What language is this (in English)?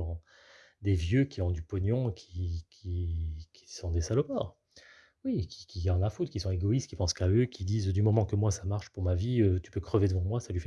French